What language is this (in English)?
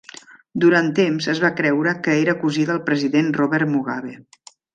Catalan